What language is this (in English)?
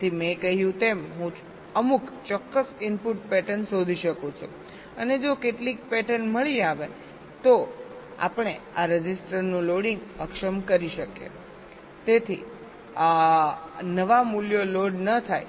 Gujarati